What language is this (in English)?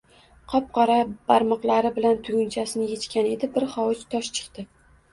Uzbek